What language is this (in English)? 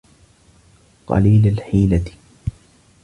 Arabic